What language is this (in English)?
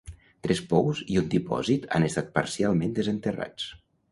Catalan